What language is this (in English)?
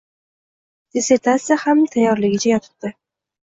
Uzbek